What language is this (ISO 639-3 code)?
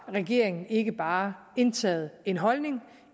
dan